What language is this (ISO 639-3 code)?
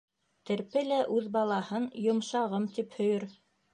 bak